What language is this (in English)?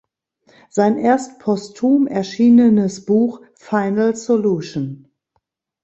German